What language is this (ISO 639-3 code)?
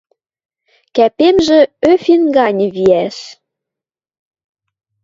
mrj